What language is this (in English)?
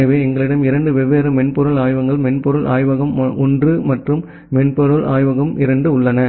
Tamil